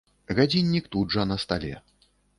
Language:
Belarusian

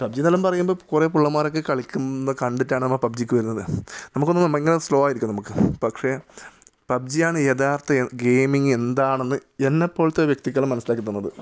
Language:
Malayalam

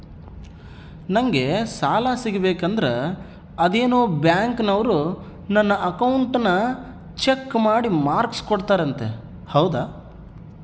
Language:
Kannada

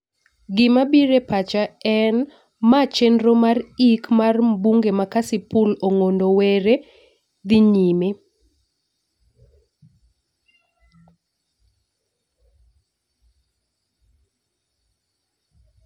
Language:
Luo (Kenya and Tanzania)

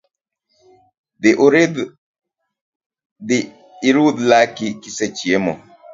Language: Luo (Kenya and Tanzania)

